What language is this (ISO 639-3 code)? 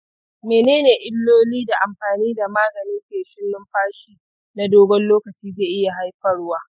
hau